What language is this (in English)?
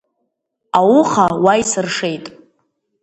Abkhazian